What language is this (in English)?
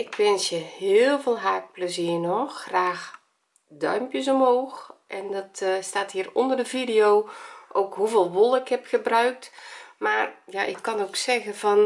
Dutch